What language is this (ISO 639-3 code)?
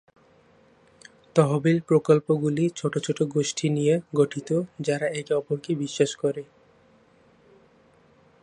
ben